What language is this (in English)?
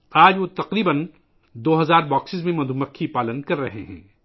Urdu